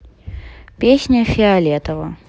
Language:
Russian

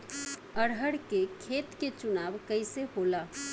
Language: Bhojpuri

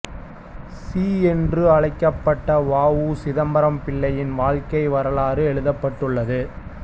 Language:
Tamil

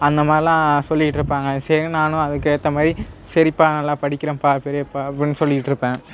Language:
Tamil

